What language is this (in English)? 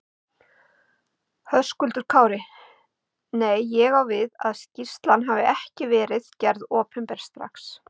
Icelandic